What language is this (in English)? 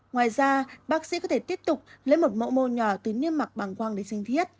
Vietnamese